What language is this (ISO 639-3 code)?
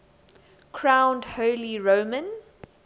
eng